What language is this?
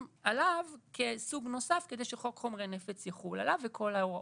Hebrew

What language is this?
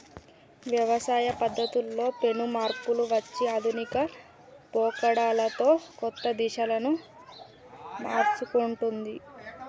Telugu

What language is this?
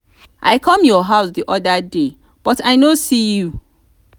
Nigerian Pidgin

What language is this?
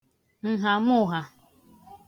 Igbo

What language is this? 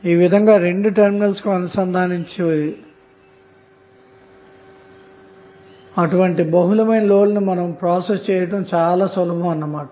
Telugu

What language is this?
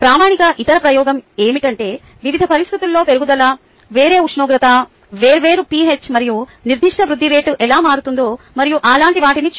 Telugu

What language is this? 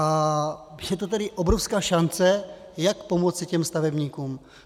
Czech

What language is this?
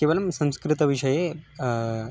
Sanskrit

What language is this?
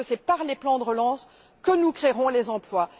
French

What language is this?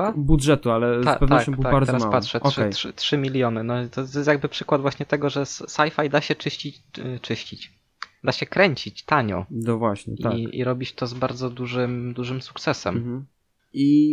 Polish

